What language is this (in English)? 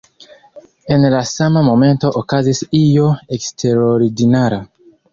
Esperanto